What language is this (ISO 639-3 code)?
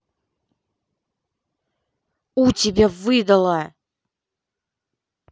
rus